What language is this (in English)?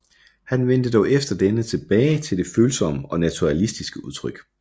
Danish